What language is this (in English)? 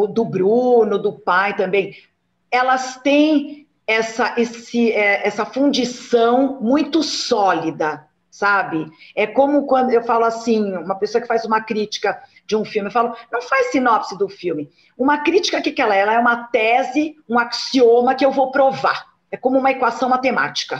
Portuguese